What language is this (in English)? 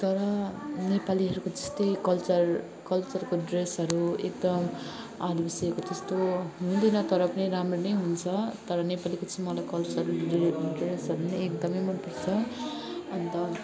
Nepali